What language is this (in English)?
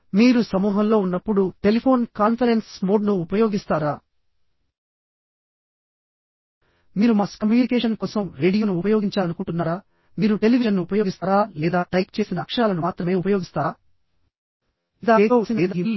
Telugu